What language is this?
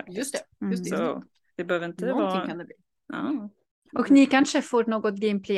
Swedish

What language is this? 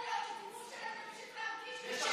Hebrew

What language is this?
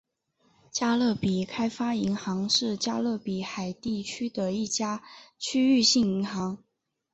Chinese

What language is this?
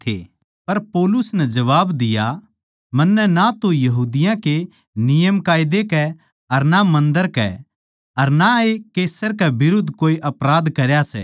Haryanvi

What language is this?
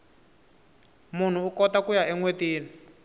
Tsonga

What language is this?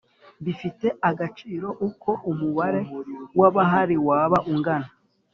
Kinyarwanda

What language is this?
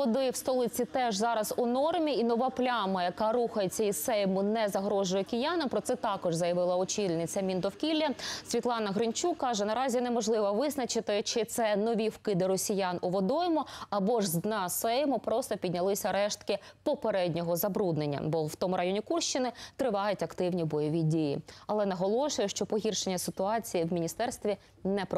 Ukrainian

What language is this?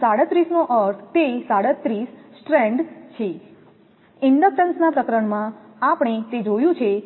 Gujarati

